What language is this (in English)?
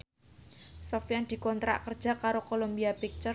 Javanese